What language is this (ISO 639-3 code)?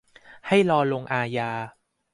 tha